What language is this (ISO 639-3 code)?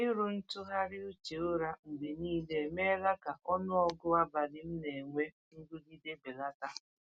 ibo